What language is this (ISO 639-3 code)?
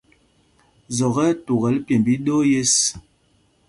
mgg